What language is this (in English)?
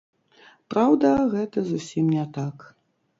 Belarusian